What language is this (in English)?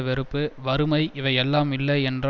Tamil